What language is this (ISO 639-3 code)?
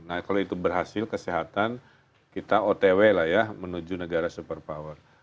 ind